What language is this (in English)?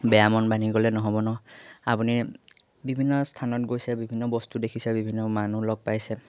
Assamese